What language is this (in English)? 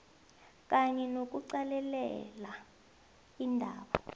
South Ndebele